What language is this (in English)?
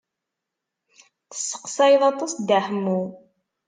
Kabyle